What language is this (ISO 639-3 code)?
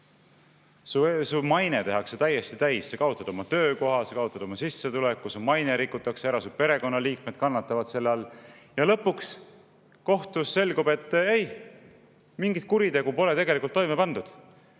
est